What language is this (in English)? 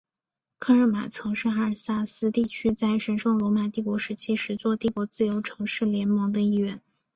Chinese